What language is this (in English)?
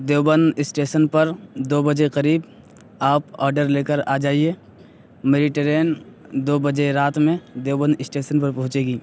Urdu